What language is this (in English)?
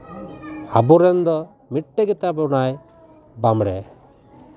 Santali